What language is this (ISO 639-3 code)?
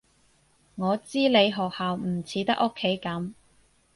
yue